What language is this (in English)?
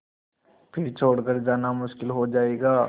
Hindi